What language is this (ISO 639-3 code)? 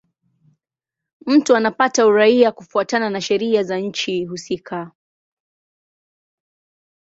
swa